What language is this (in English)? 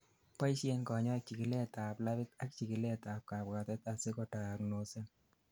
Kalenjin